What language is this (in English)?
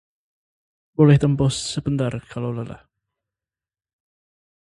Indonesian